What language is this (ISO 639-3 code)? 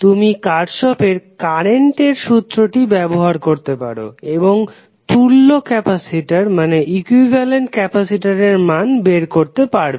ben